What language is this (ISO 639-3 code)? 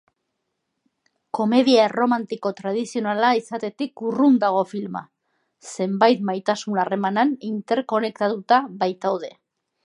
eus